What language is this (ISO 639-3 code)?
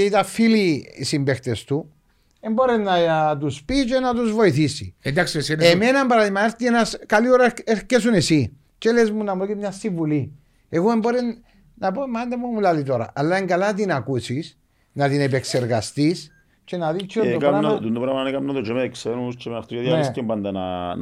ell